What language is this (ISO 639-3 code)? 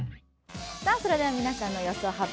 jpn